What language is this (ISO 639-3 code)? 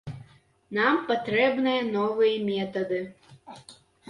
bel